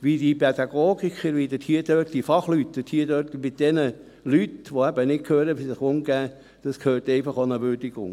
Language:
Swiss German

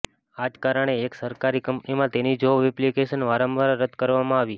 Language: Gujarati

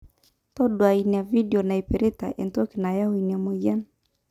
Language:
Masai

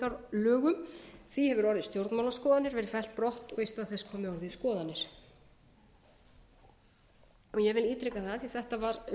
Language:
Icelandic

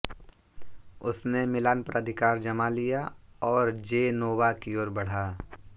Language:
Hindi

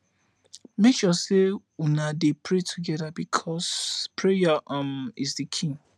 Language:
Nigerian Pidgin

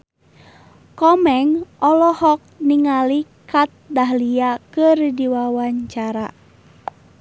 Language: Sundanese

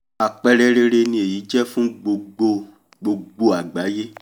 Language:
Yoruba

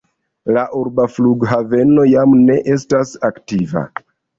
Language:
Esperanto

